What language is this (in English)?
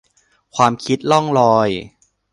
Thai